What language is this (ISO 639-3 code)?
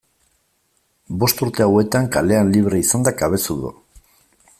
eus